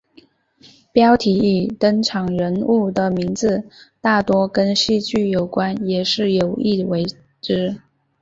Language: Chinese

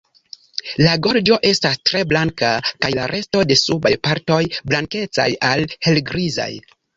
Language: Esperanto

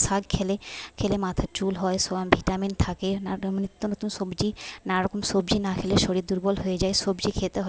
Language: Bangla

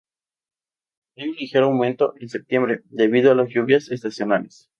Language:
Spanish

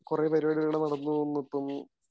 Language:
Malayalam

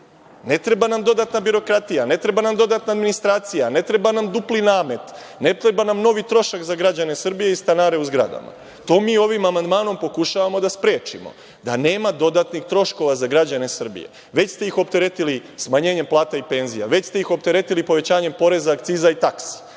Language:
Serbian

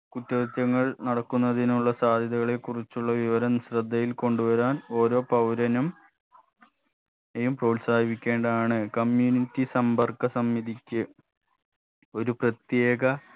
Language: Malayalam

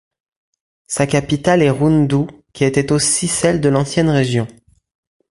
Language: French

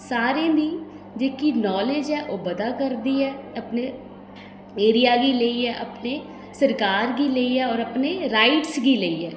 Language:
Dogri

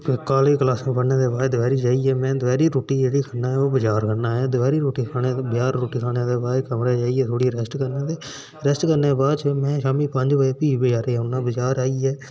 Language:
Dogri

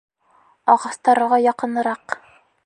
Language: Bashkir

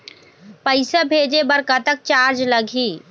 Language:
Chhattisgarhi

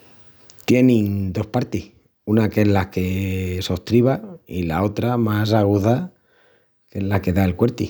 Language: Extremaduran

